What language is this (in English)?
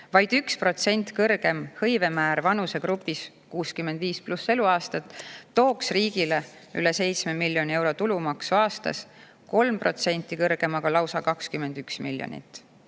Estonian